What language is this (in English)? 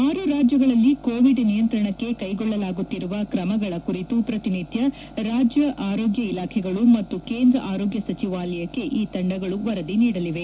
Kannada